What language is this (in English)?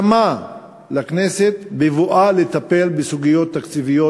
Hebrew